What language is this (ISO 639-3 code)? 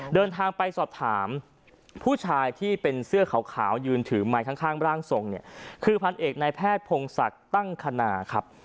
tha